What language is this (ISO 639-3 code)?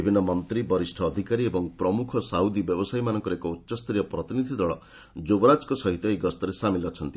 ori